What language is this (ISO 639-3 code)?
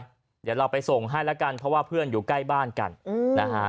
tha